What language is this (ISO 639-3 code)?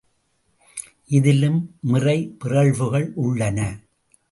tam